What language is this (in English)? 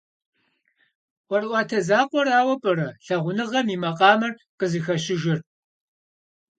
Kabardian